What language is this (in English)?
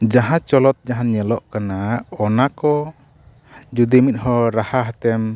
Santali